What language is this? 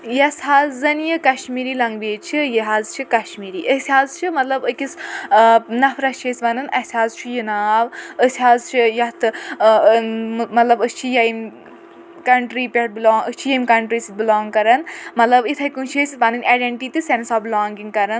Kashmiri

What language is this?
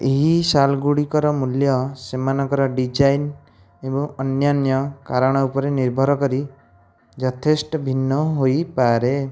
Odia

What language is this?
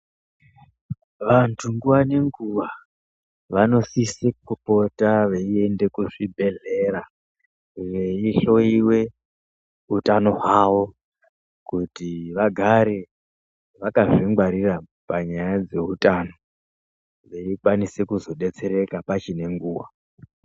Ndau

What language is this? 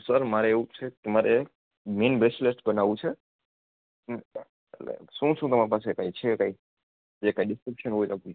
Gujarati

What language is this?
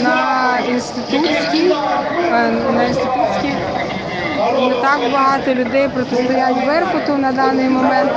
Ukrainian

